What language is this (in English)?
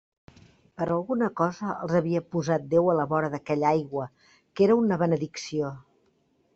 Catalan